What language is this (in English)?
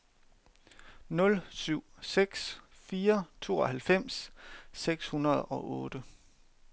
Danish